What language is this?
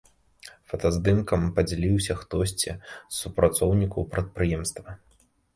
Belarusian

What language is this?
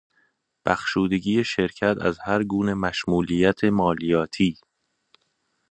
Persian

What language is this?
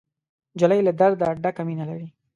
Pashto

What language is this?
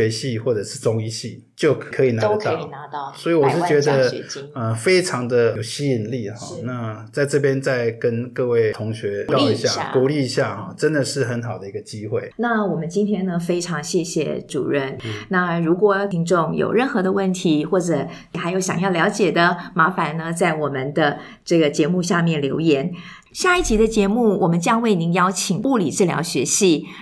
Chinese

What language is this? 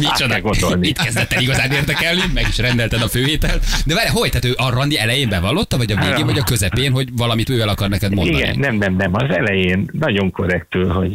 Hungarian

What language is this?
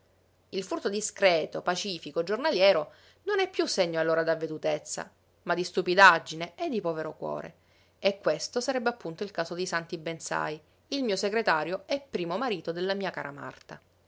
Italian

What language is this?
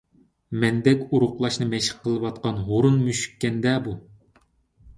Uyghur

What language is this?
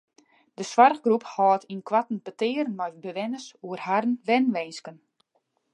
Western Frisian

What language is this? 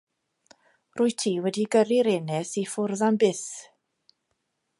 Welsh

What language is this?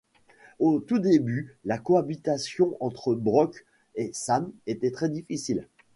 French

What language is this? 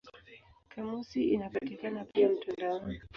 Swahili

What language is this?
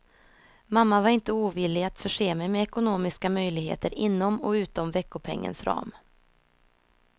Swedish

